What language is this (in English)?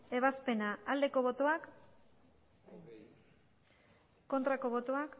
Basque